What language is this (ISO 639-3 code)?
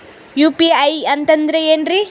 kan